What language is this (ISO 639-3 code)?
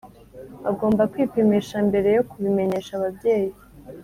kin